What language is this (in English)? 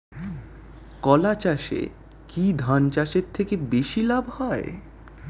Bangla